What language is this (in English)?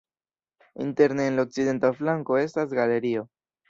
Esperanto